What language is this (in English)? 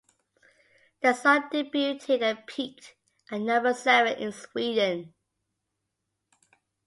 English